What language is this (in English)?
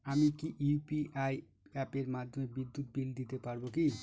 Bangla